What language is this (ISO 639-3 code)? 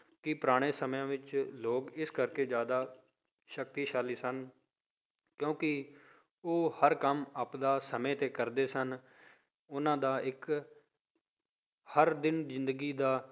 pan